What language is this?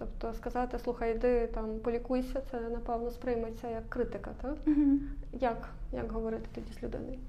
Ukrainian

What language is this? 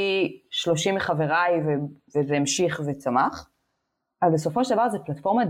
Hebrew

